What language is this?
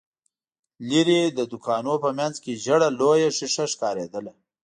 Pashto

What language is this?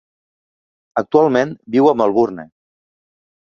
Catalan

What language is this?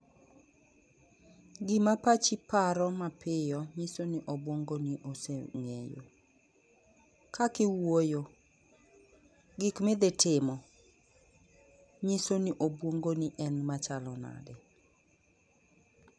Luo (Kenya and Tanzania)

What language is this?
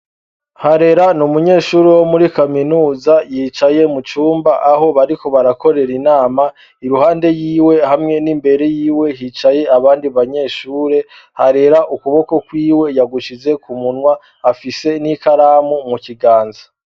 Rundi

